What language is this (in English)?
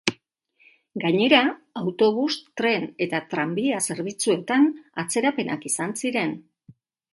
Basque